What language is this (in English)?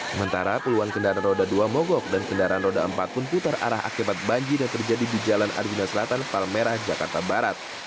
Indonesian